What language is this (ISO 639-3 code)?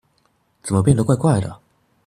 zho